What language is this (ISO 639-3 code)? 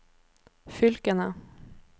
nor